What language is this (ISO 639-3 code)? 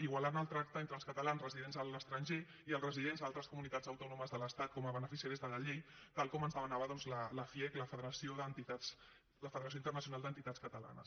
cat